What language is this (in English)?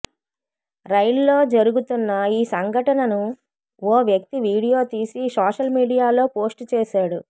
Telugu